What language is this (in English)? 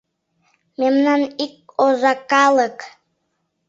Mari